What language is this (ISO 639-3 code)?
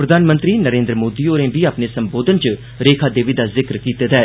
doi